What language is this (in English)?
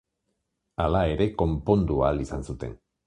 Basque